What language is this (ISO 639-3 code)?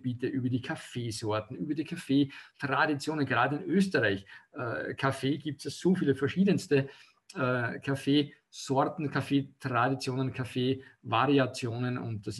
deu